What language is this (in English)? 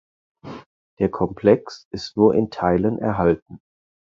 German